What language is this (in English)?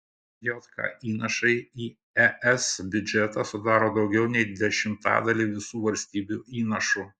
Lithuanian